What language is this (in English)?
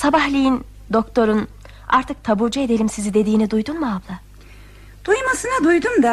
Turkish